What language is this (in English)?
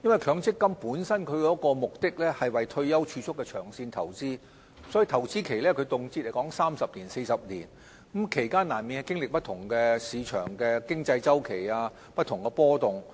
Cantonese